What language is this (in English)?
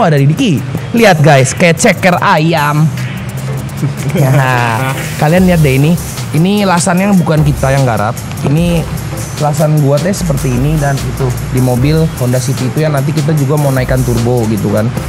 Indonesian